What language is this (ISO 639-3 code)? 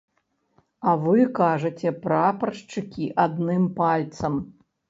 bel